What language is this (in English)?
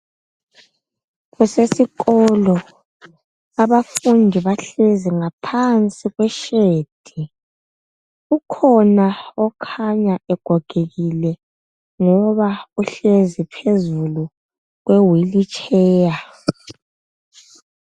North Ndebele